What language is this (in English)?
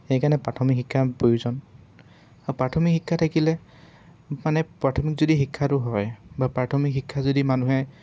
Assamese